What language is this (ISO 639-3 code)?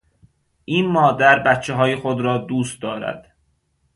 fas